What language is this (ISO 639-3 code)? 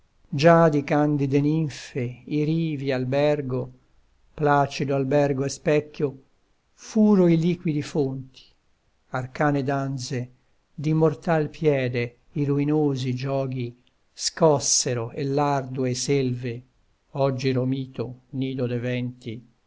ita